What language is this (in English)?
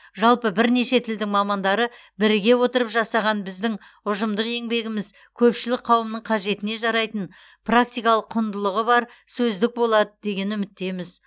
Kazakh